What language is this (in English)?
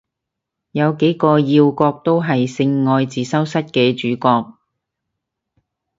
Cantonese